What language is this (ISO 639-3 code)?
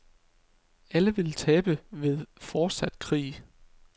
dan